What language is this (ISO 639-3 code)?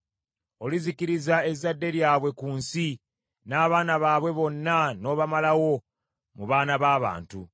lug